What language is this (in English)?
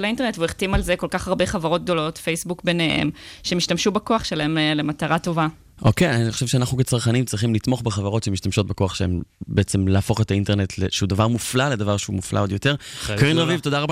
Hebrew